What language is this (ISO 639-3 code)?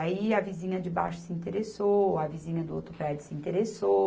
por